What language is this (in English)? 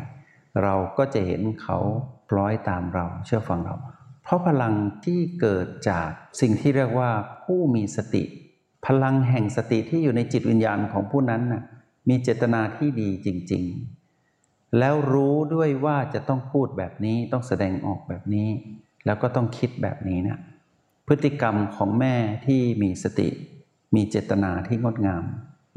Thai